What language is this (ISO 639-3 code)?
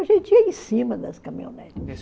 por